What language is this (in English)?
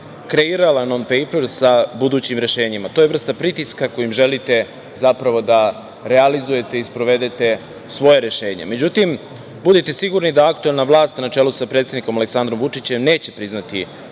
Serbian